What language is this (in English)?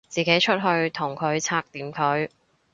Cantonese